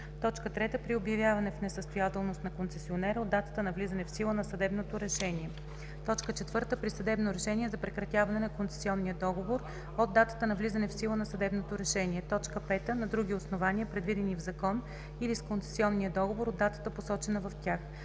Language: Bulgarian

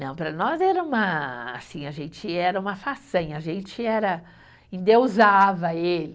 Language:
Portuguese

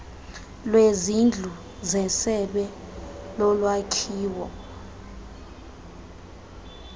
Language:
Xhosa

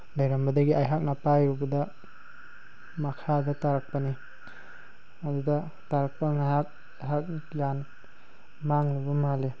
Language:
Manipuri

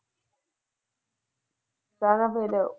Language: Punjabi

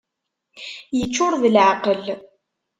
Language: Kabyle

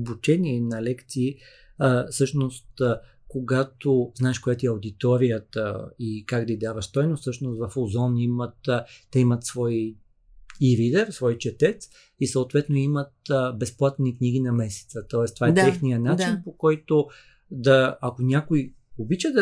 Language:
Bulgarian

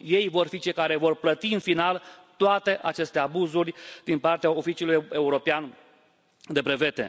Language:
Romanian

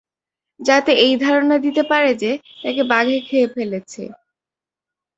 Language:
Bangla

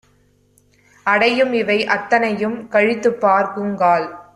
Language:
Tamil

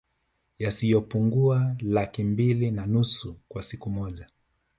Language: Swahili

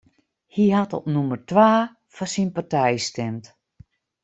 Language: Western Frisian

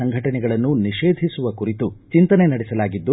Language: Kannada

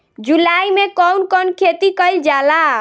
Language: Bhojpuri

